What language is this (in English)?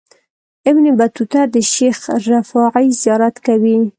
Pashto